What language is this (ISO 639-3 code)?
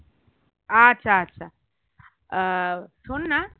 ben